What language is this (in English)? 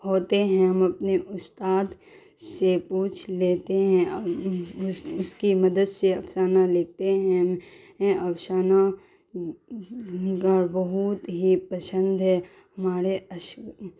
Urdu